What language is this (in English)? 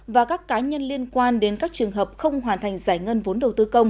Vietnamese